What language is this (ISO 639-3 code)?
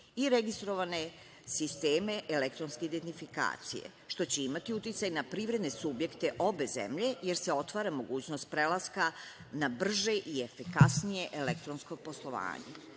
srp